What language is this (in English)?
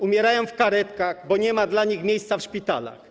Polish